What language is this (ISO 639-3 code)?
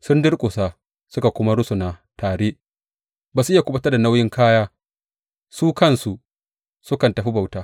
hau